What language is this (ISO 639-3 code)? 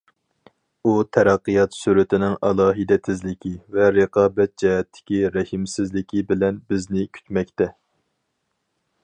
uig